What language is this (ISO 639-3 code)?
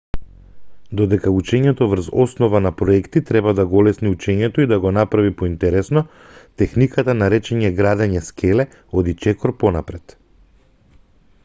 mkd